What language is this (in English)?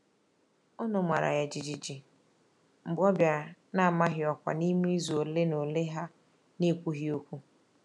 Igbo